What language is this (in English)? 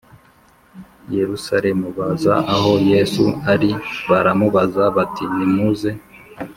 Kinyarwanda